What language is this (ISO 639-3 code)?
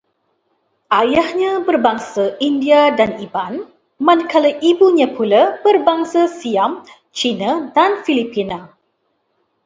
msa